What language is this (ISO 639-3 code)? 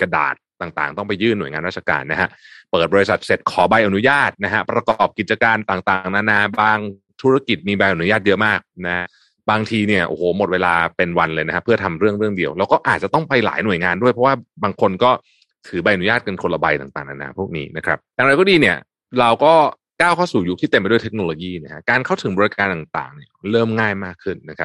tha